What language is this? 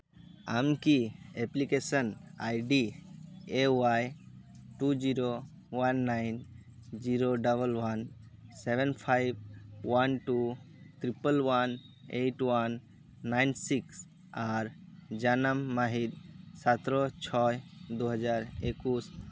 Santali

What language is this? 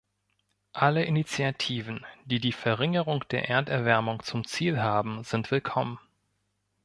German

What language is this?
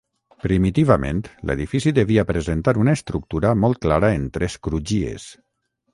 Catalan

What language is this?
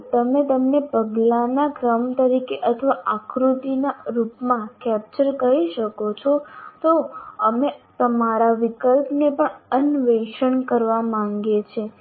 Gujarati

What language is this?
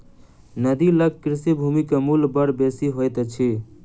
Maithili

